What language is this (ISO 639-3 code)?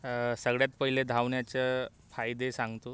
mar